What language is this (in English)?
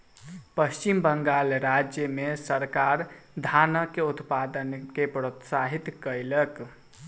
Maithili